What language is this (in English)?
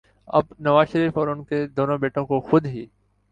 Urdu